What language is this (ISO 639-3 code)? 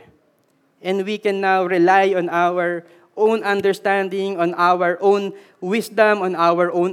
fil